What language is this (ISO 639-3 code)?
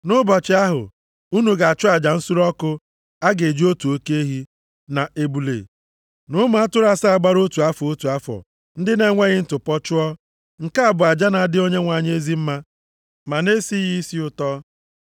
ibo